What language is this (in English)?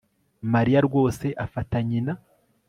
Kinyarwanda